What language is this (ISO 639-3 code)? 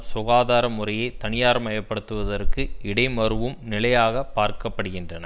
tam